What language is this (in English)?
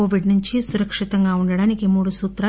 Telugu